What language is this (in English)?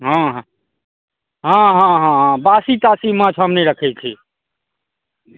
Maithili